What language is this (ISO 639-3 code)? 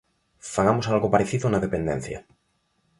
glg